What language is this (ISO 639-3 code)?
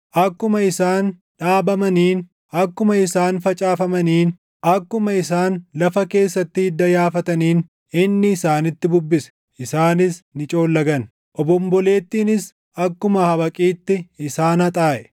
orm